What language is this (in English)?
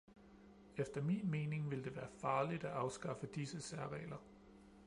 Danish